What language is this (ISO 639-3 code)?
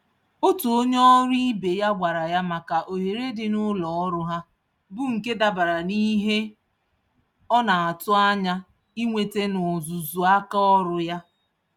ibo